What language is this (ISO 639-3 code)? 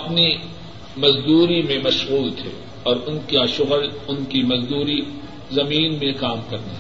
urd